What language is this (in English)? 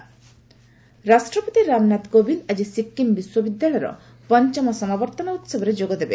Odia